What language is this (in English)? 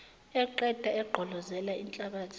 Zulu